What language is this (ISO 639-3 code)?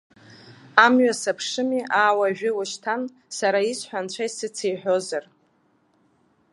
abk